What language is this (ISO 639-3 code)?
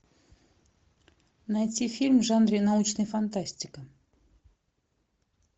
rus